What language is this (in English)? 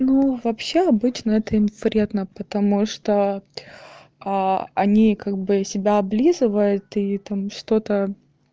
Russian